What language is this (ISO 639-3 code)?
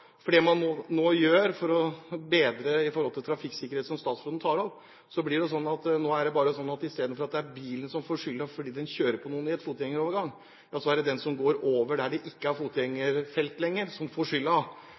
nob